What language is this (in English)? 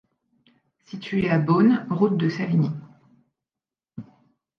French